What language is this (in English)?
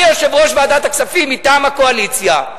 Hebrew